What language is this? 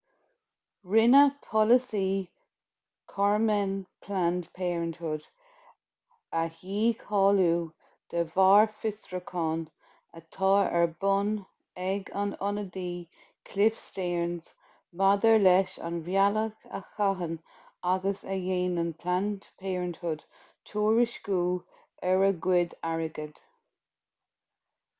Irish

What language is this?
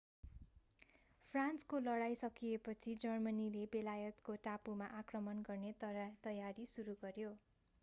Nepali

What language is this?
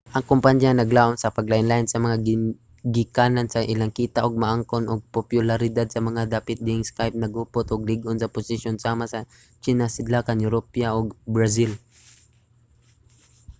Cebuano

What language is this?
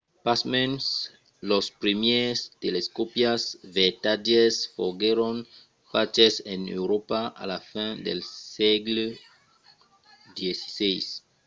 Occitan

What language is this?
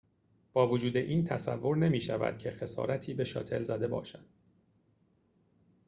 Persian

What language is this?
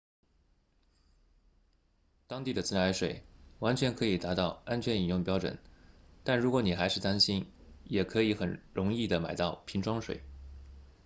Chinese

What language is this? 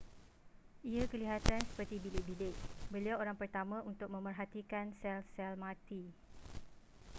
Malay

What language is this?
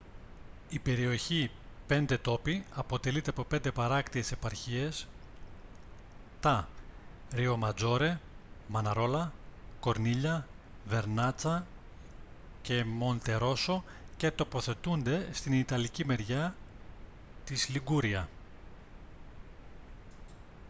Greek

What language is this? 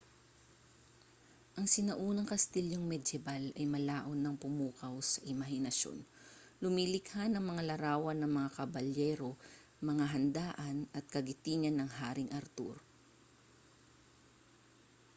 Filipino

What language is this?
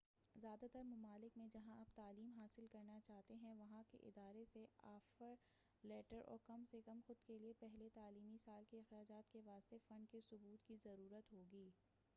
Urdu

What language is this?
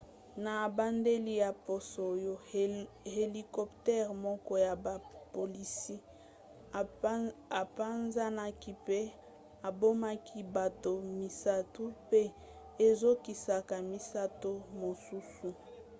Lingala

